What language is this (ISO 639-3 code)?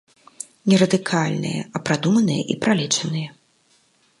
bel